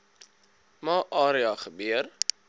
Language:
Afrikaans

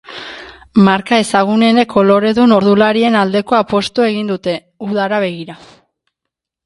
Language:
Basque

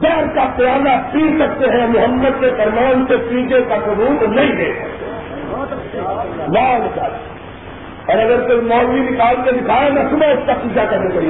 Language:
Urdu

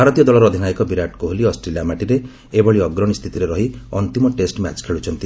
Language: Odia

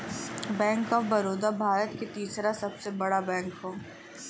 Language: Bhojpuri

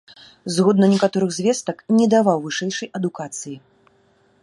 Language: Belarusian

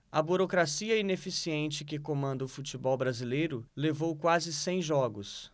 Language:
Portuguese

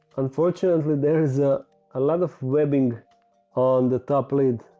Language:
English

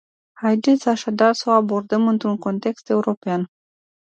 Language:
Romanian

